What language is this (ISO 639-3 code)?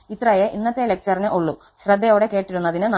mal